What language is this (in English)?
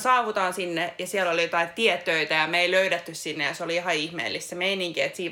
Finnish